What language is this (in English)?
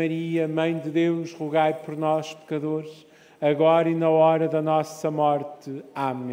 Portuguese